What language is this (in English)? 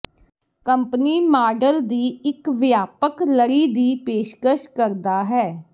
Punjabi